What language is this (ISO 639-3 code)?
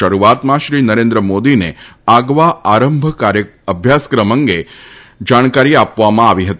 guj